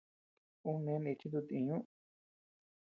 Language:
Tepeuxila Cuicatec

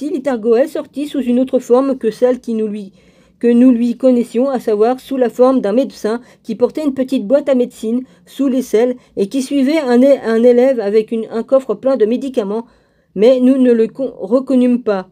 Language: French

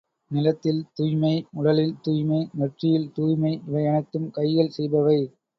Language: Tamil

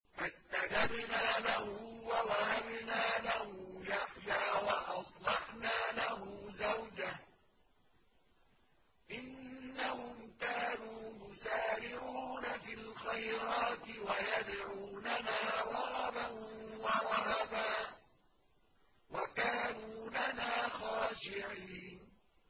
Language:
Arabic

